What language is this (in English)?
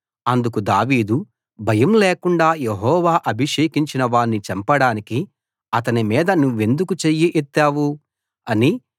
Telugu